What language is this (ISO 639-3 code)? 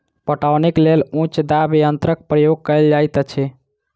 mai